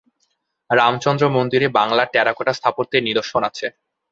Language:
Bangla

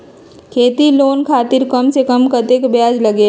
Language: Magahi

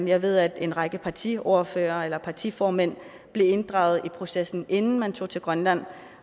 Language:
Danish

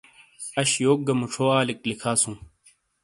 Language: Shina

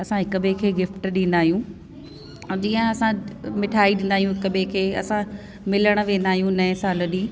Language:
Sindhi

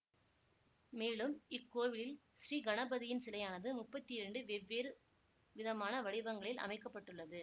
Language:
Tamil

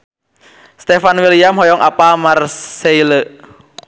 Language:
Sundanese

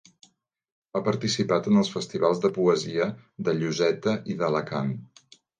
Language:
Catalan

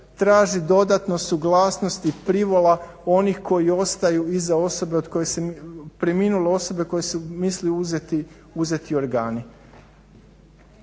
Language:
Croatian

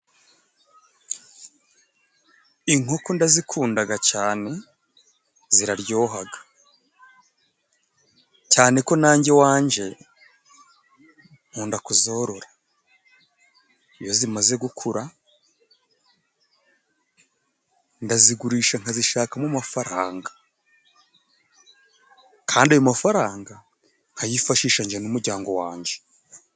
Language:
Kinyarwanda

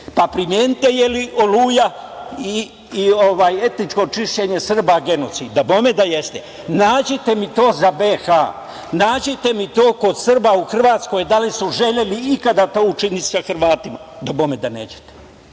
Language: Serbian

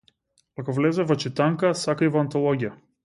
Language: Macedonian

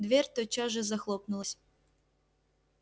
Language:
Russian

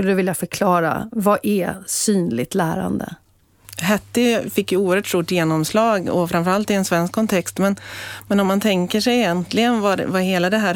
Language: Swedish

